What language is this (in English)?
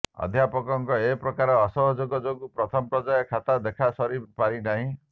Odia